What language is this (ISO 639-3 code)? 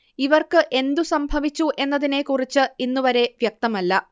mal